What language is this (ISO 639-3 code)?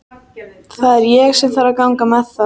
isl